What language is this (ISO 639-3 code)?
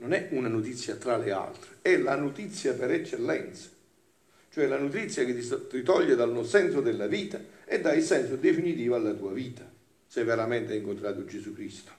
ita